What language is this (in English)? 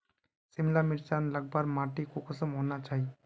Magahi